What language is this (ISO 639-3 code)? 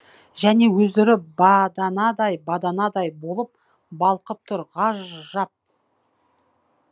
kaz